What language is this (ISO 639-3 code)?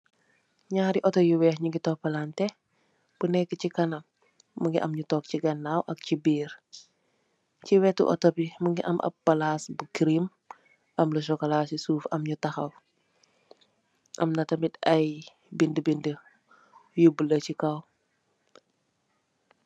wol